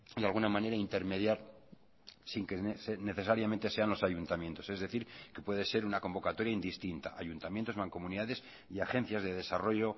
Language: Spanish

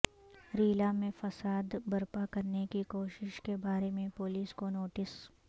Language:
Urdu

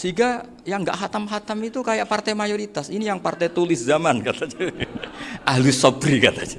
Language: Indonesian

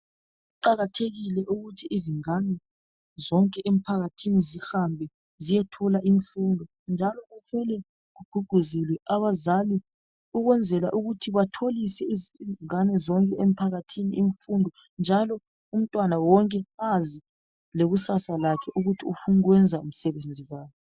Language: North Ndebele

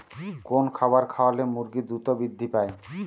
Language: Bangla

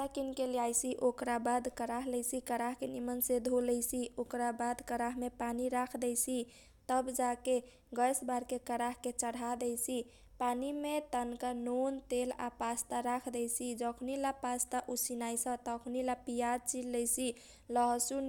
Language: Kochila Tharu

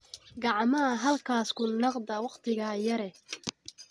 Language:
Somali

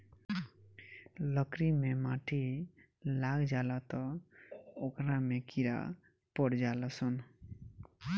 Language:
Bhojpuri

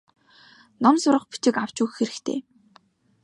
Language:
Mongolian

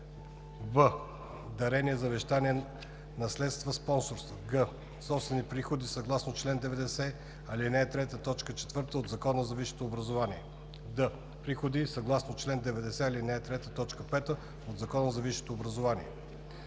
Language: Bulgarian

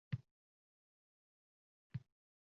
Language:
Uzbek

